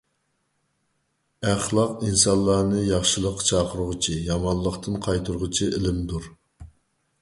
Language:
Uyghur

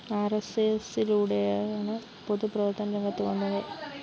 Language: Malayalam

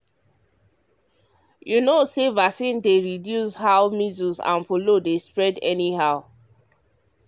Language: Nigerian Pidgin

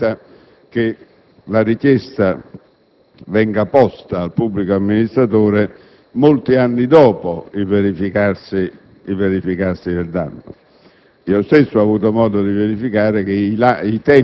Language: Italian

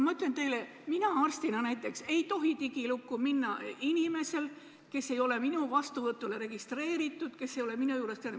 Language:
Estonian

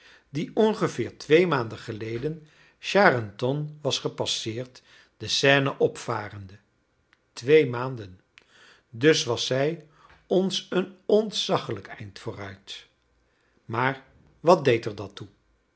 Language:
Dutch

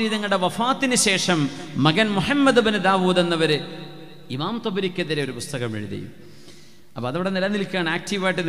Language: Malayalam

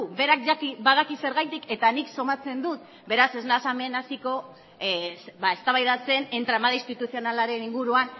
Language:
Basque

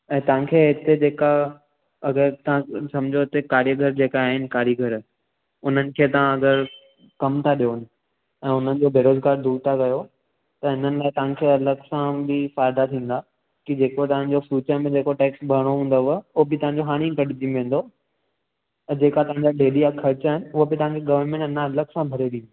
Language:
Sindhi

